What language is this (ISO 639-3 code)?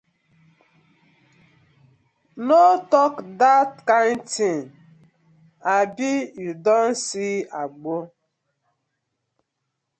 pcm